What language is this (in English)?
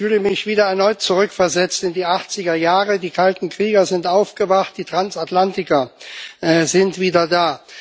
German